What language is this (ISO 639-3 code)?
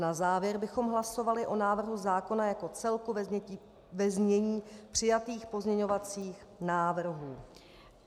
ces